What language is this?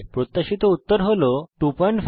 Bangla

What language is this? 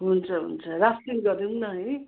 Nepali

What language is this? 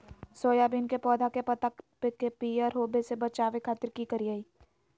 Magahi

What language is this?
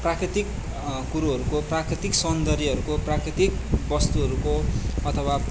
Nepali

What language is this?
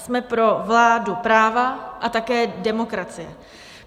Czech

